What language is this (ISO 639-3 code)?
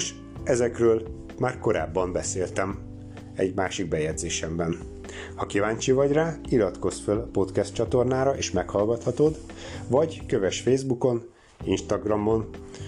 hun